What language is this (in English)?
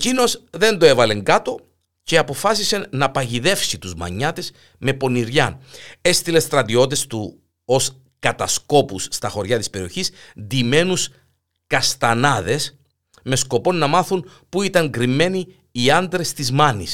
Greek